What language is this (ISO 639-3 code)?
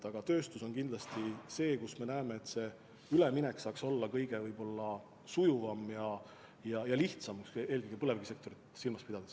est